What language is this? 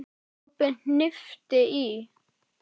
Icelandic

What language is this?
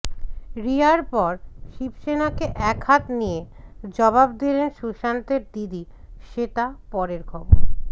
Bangla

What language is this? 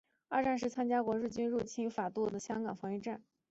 Chinese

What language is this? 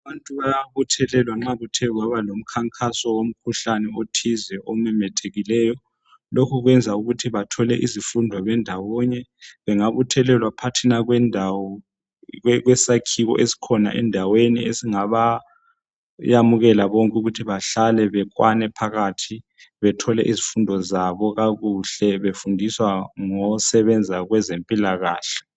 North Ndebele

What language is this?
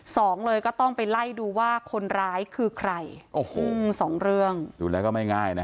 Thai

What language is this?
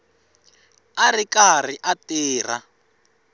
Tsonga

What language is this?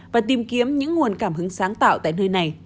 Vietnamese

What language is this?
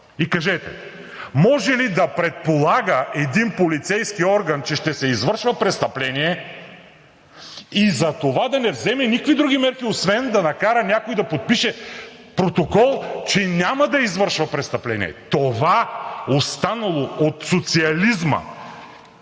Bulgarian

